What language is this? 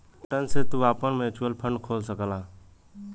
Bhojpuri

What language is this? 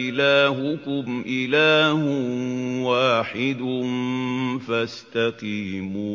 Arabic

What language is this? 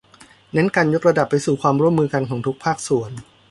Thai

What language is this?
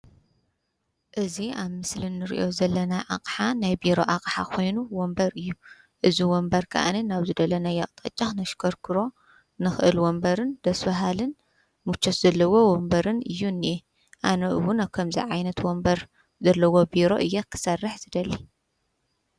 Tigrinya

